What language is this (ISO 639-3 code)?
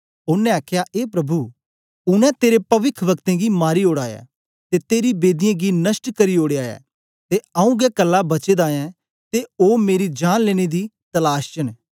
doi